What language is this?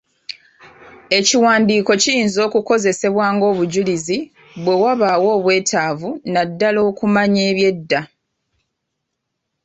Ganda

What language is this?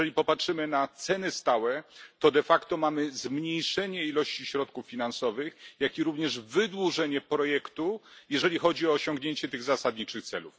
Polish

